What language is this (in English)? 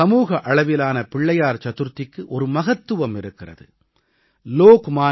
Tamil